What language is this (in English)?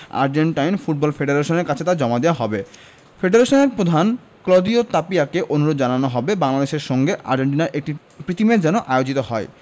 Bangla